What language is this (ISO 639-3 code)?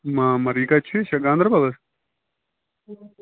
kas